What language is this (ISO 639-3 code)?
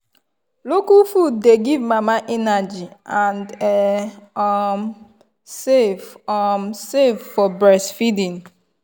pcm